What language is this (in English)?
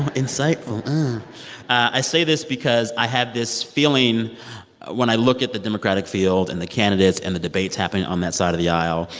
English